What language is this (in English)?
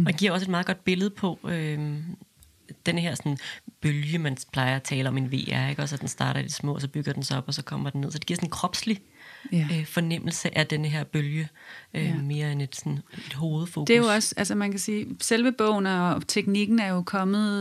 Danish